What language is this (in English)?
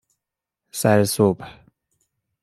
Persian